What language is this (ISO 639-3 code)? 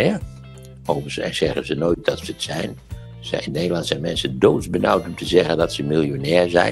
nld